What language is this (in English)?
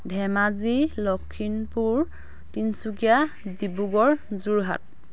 Assamese